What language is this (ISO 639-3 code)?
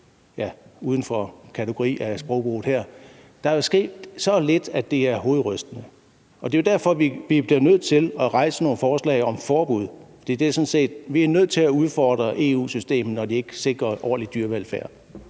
dan